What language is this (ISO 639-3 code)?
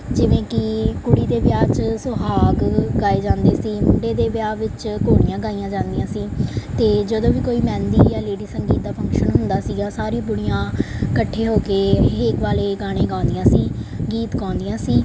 pan